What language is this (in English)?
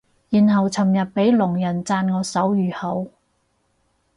Cantonese